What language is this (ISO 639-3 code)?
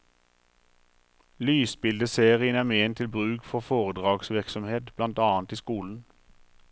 nor